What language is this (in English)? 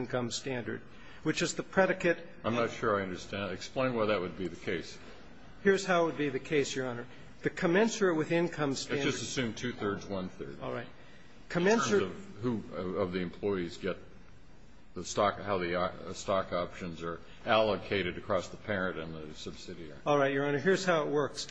English